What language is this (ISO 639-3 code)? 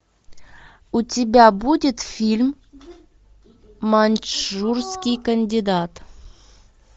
rus